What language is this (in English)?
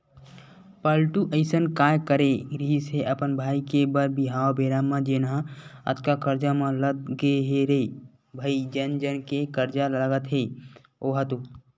Chhattisgarhi